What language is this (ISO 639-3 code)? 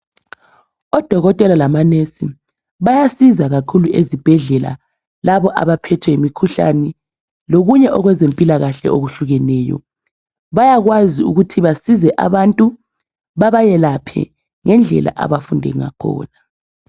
nde